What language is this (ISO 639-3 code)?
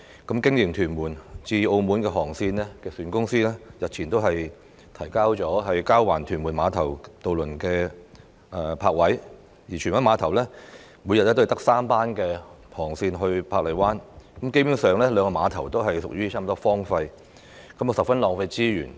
yue